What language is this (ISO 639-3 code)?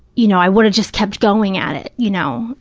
eng